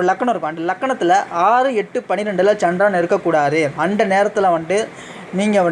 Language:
Vietnamese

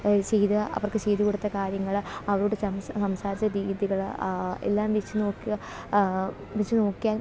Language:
Malayalam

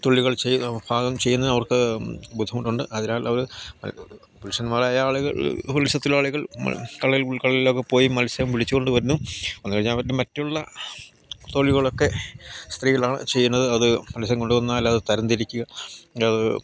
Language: Malayalam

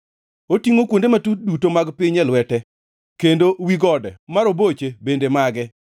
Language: Luo (Kenya and Tanzania)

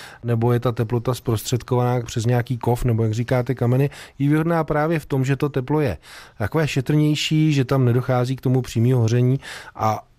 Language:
Czech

